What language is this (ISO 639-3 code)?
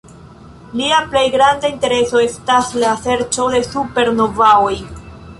epo